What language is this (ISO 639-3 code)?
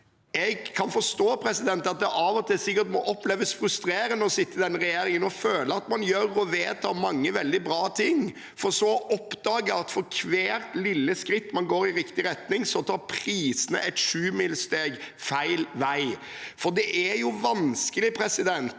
nor